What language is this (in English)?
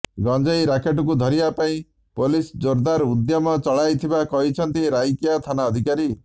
Odia